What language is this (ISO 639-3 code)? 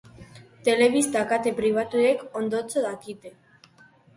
eus